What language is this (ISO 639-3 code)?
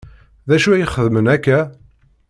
kab